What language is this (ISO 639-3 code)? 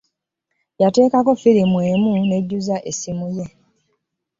lug